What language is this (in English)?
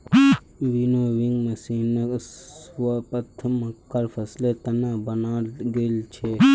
Magahi